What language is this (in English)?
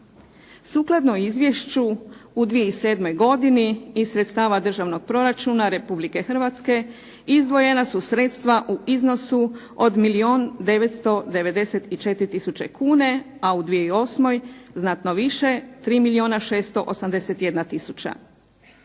Croatian